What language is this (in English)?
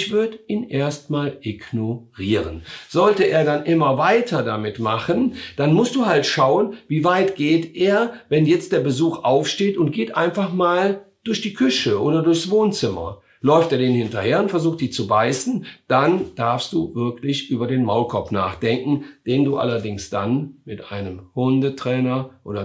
German